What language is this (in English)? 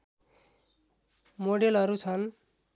Nepali